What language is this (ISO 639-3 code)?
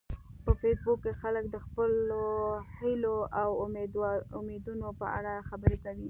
pus